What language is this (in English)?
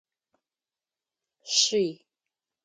Adyghe